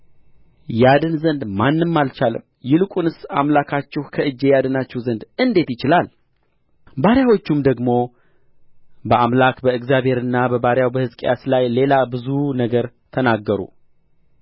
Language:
Amharic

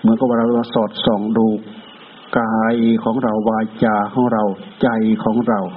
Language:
Thai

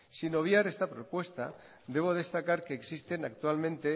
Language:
Spanish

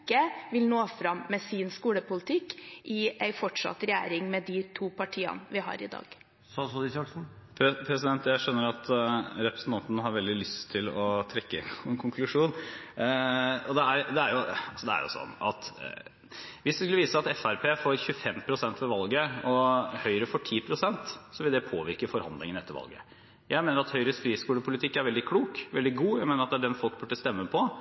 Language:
Norwegian Bokmål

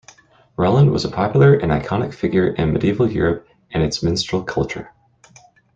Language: English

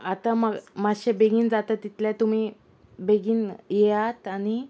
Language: Konkani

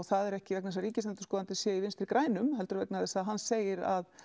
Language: Icelandic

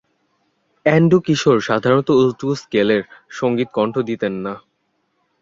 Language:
Bangla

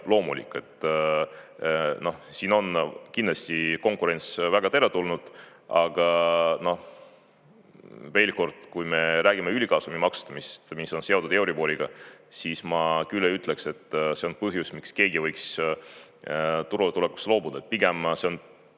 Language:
Estonian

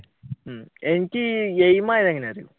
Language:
Malayalam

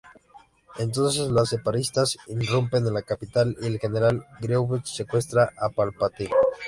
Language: Spanish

